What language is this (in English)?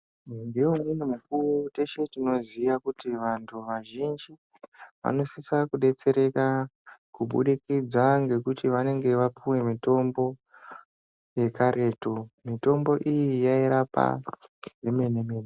Ndau